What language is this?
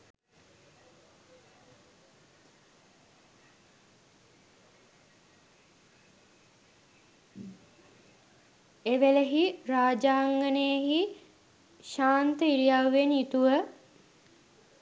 Sinhala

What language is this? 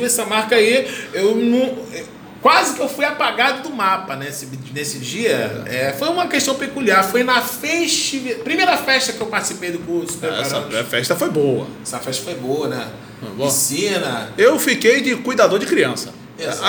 Portuguese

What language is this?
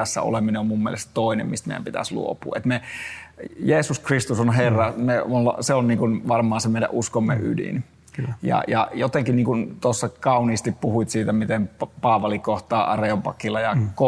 Finnish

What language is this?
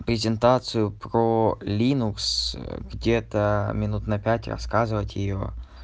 Russian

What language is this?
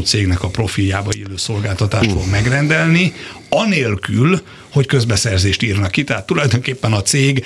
Hungarian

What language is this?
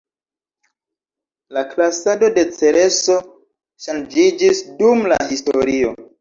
Esperanto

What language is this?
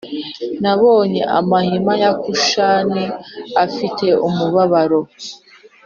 Kinyarwanda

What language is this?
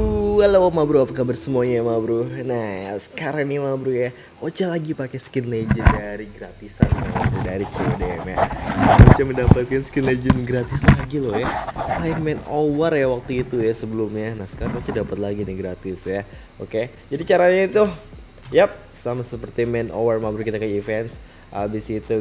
Indonesian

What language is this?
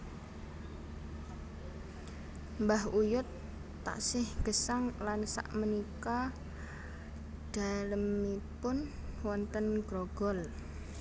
Javanese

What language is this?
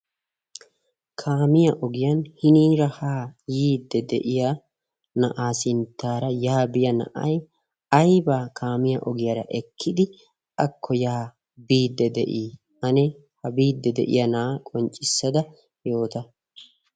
Wolaytta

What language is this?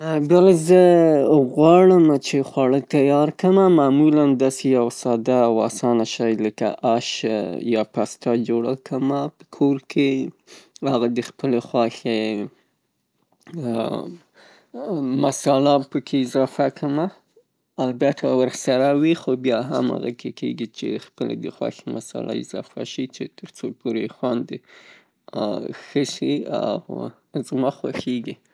Pashto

